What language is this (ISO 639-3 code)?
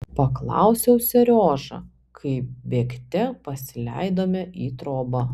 lit